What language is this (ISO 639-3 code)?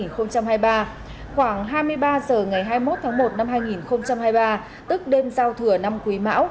vie